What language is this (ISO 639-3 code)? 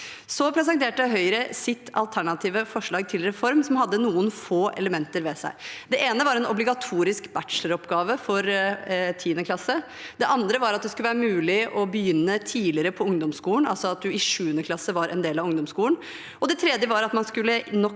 nor